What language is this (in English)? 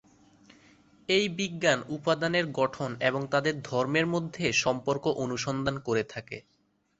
Bangla